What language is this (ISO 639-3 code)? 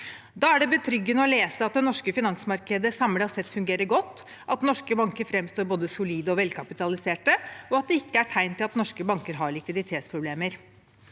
nor